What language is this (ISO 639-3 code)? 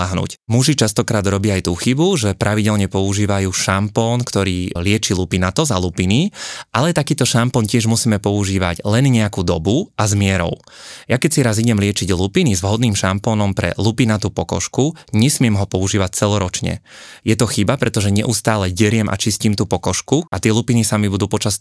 slk